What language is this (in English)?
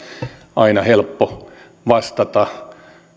Finnish